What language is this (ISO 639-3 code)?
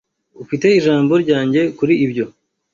kin